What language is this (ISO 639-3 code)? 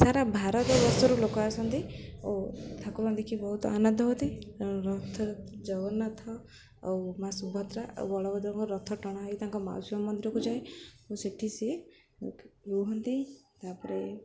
ori